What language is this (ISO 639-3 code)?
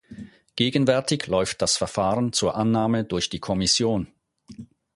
deu